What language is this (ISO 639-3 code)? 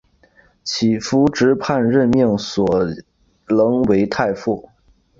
zho